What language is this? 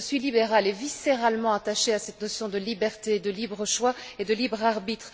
French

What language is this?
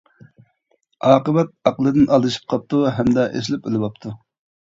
Uyghur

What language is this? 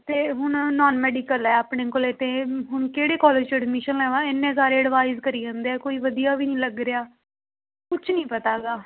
Punjabi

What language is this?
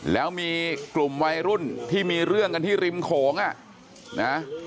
Thai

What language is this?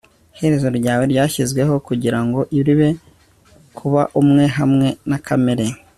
Kinyarwanda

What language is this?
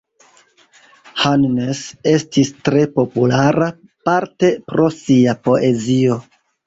Esperanto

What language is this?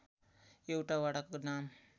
Nepali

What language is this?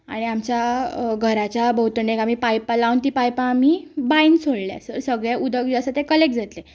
Konkani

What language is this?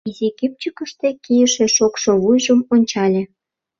Mari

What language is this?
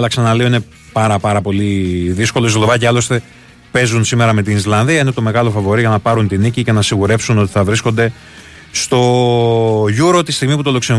Greek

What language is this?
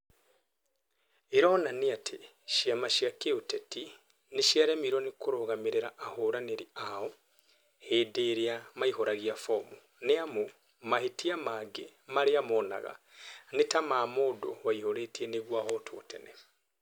Kikuyu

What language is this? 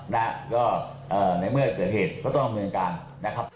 Thai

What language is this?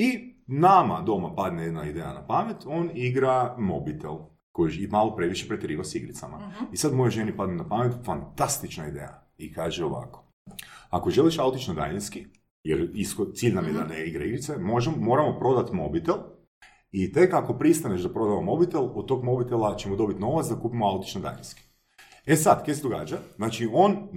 Croatian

